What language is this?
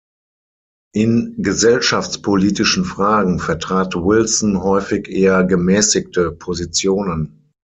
German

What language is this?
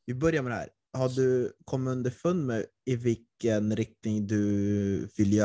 Swedish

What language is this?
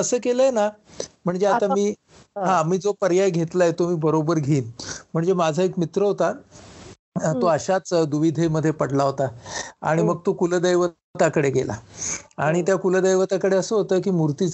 Marathi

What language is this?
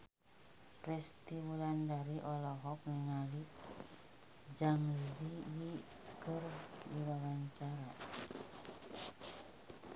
Sundanese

